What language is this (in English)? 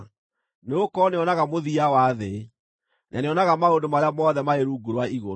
Kikuyu